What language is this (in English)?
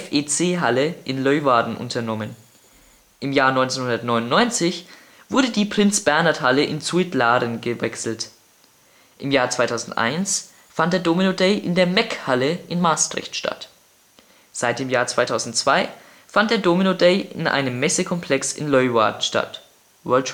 German